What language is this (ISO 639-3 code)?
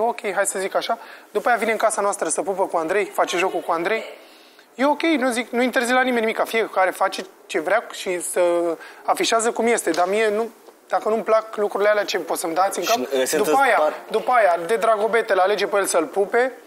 ron